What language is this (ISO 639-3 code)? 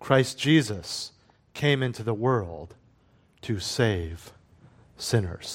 eng